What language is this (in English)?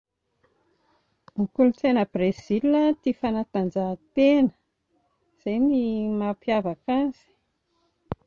Malagasy